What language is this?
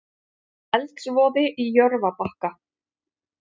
Icelandic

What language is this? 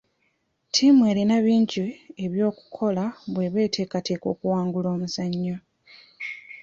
Ganda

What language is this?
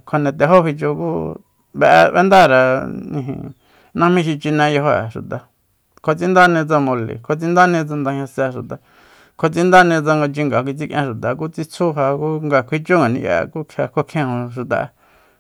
Soyaltepec Mazatec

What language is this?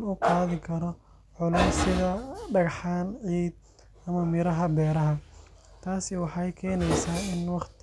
Somali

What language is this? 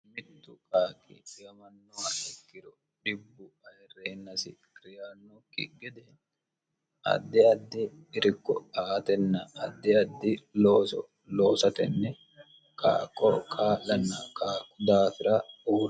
Sidamo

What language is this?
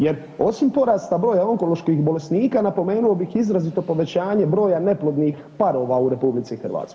Croatian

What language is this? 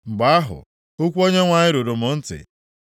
Igbo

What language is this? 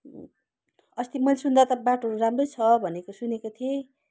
Nepali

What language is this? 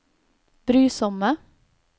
Norwegian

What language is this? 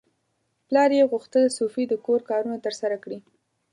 Pashto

